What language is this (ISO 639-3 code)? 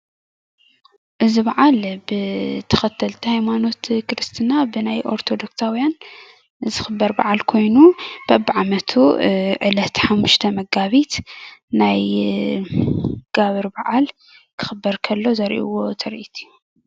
tir